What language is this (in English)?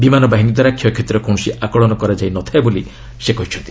Odia